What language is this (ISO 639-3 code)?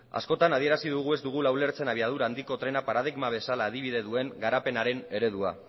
eus